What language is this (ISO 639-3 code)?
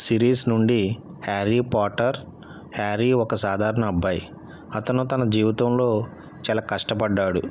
tel